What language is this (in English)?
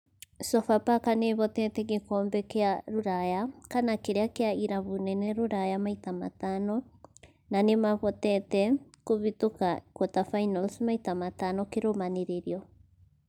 Kikuyu